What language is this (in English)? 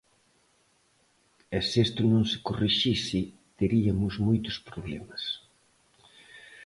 Galician